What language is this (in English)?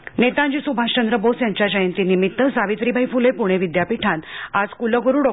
Marathi